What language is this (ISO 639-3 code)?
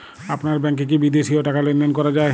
ben